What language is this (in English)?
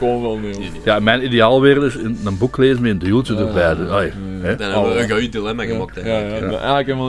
Dutch